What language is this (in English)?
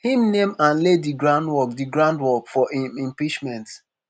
Nigerian Pidgin